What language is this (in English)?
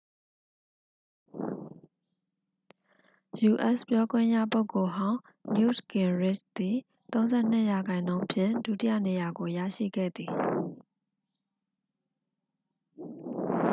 Burmese